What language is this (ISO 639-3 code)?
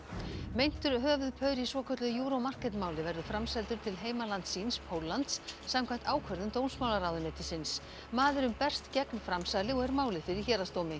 isl